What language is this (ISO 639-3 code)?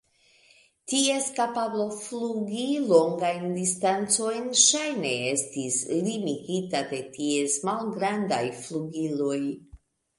epo